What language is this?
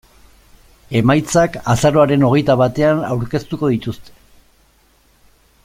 Basque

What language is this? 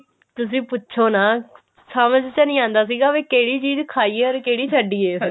Punjabi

